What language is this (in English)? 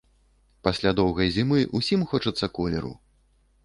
Belarusian